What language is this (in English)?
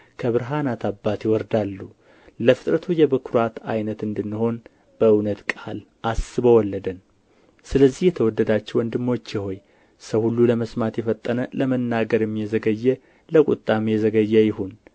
Amharic